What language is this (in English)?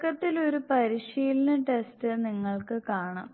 Malayalam